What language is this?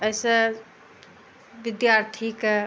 Maithili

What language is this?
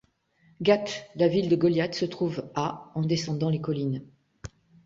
French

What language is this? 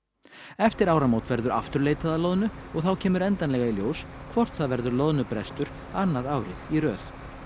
Icelandic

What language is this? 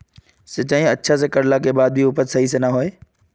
Magahi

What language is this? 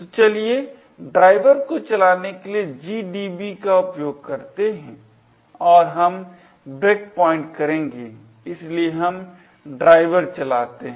Hindi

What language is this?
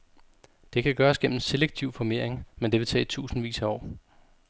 Danish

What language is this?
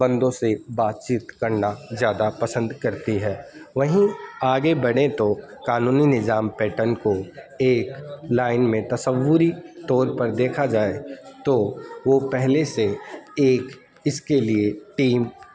Urdu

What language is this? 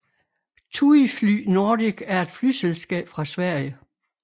Danish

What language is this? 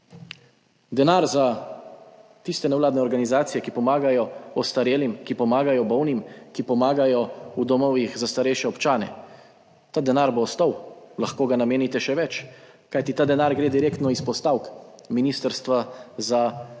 Slovenian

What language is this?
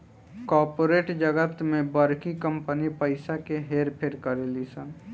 Bhojpuri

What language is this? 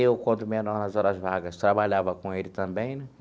Portuguese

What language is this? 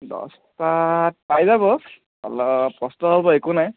Assamese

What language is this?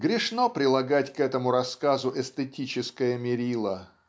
Russian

